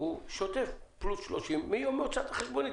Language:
Hebrew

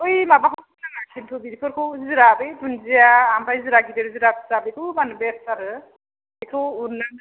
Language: Bodo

